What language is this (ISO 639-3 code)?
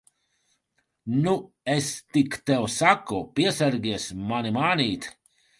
lav